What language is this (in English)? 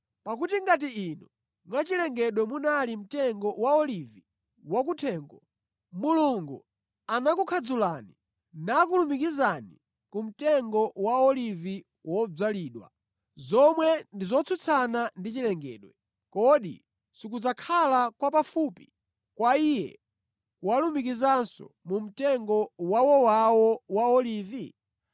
Nyanja